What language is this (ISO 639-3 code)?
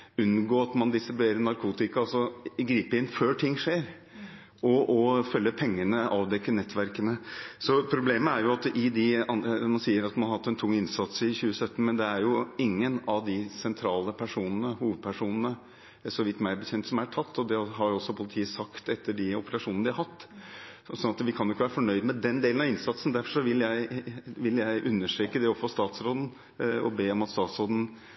nob